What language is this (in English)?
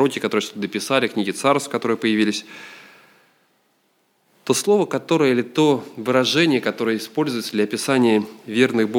Russian